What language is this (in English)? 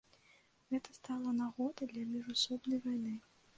Belarusian